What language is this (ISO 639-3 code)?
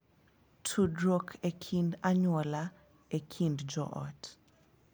luo